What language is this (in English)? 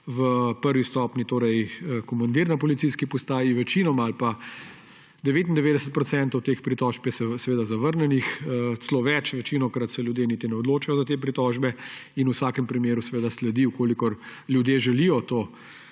Slovenian